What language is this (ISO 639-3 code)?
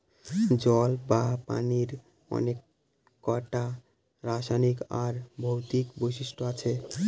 ben